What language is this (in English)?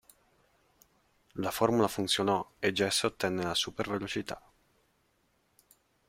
Italian